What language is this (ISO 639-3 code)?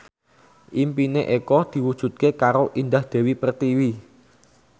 jav